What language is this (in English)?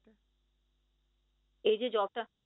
Bangla